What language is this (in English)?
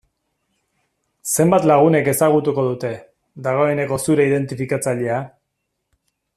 Basque